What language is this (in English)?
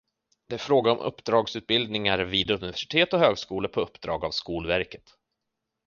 Swedish